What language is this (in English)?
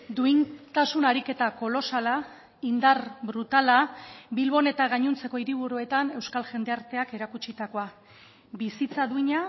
Basque